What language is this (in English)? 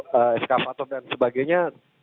Indonesian